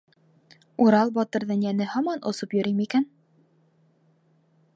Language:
Bashkir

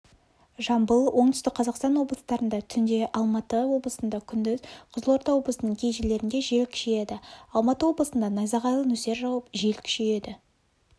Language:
Kazakh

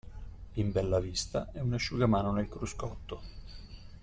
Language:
Italian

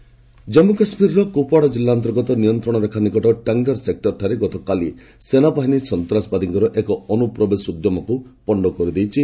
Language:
Odia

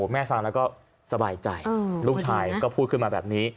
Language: Thai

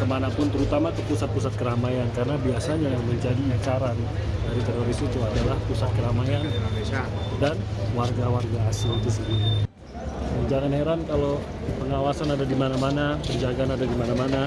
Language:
Indonesian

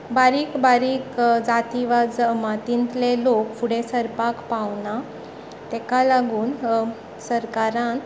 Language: Konkani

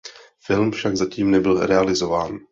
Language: Czech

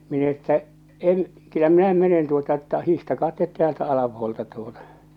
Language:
Finnish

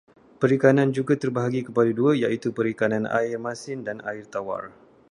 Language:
Malay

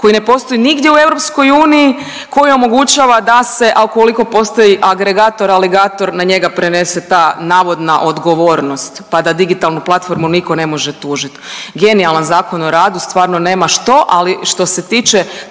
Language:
Croatian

